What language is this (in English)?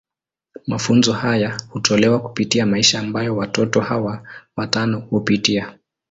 Swahili